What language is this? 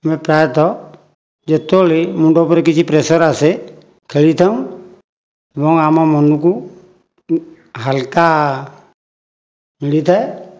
Odia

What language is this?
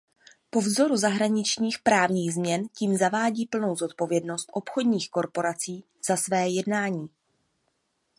Czech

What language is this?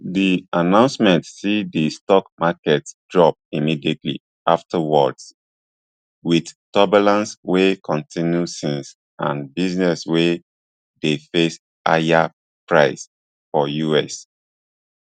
Nigerian Pidgin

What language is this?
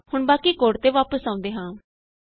Punjabi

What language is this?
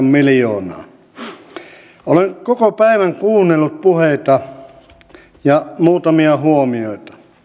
Finnish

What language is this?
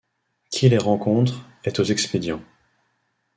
French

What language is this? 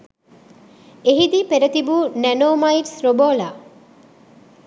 Sinhala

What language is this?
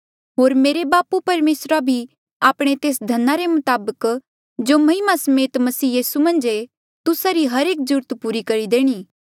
Mandeali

